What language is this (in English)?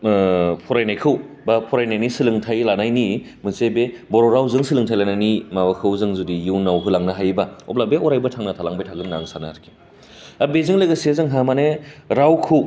Bodo